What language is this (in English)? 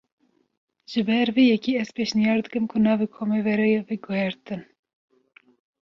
Kurdish